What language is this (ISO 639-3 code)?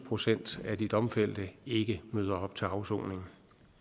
dan